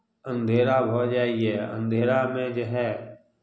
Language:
Maithili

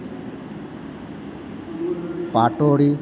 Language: Gujarati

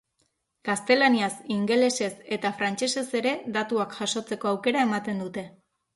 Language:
Basque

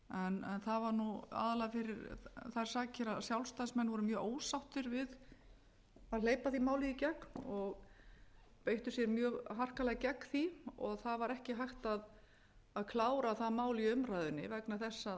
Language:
Icelandic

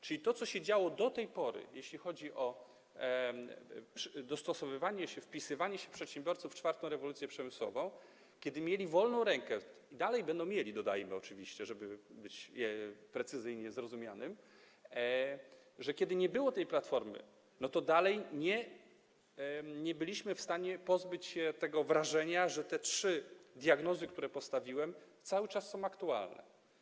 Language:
Polish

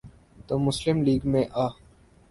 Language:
Urdu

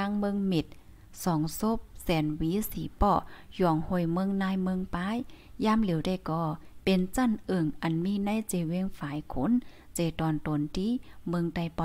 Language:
Thai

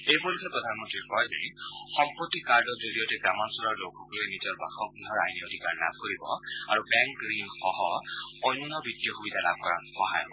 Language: Assamese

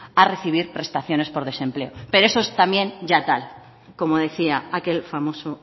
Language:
Spanish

